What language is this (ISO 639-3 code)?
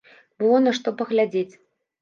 bel